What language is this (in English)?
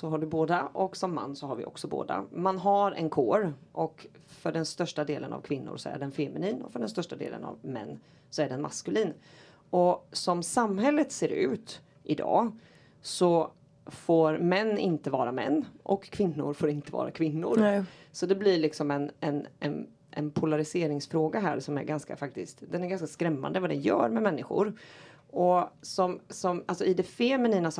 Swedish